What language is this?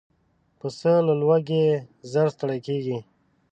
Pashto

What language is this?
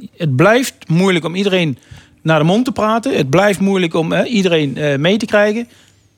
Dutch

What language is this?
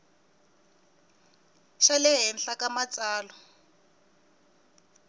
Tsonga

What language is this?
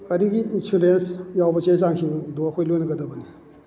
Manipuri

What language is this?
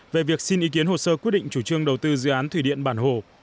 Vietnamese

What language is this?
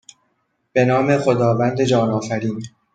Persian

